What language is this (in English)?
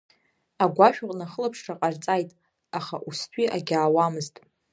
Abkhazian